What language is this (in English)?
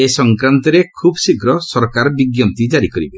Odia